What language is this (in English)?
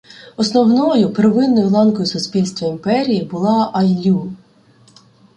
Ukrainian